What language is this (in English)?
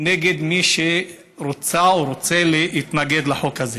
Hebrew